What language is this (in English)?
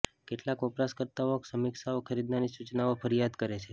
Gujarati